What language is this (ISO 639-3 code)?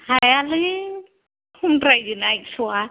brx